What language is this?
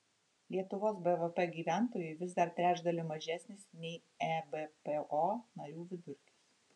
Lithuanian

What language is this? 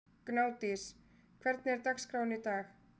Icelandic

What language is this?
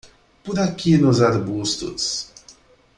Portuguese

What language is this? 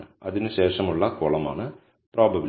Malayalam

